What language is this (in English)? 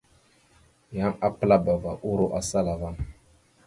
Mada (Cameroon)